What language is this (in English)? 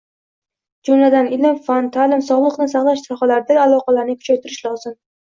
Uzbek